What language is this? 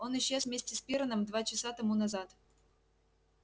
Russian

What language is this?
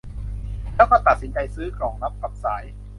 Thai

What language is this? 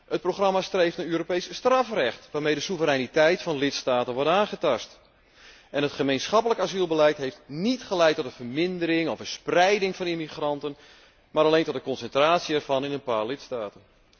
Dutch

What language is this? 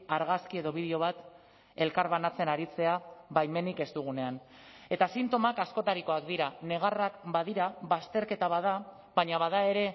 Basque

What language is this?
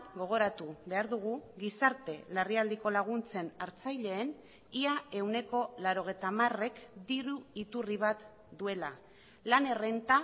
Basque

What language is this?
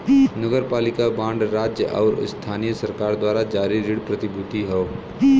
Bhojpuri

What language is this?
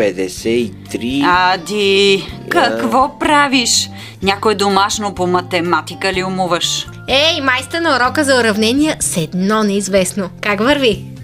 Bulgarian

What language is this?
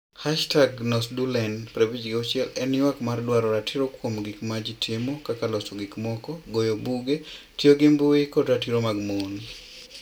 Luo (Kenya and Tanzania)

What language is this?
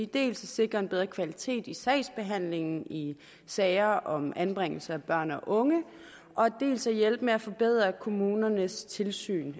Danish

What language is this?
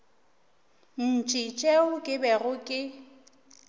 Northern Sotho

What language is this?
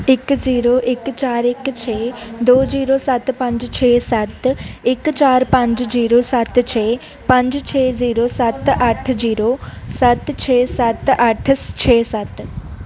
Punjabi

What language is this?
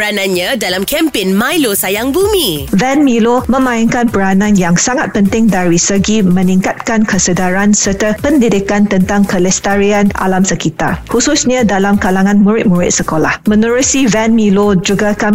Malay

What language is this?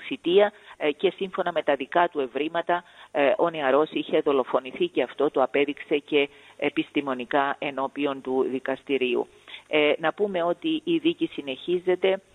Greek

